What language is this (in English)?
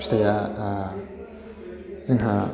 Bodo